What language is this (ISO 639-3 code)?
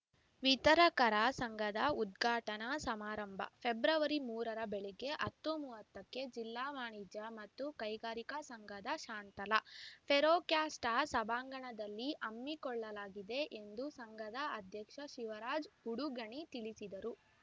kan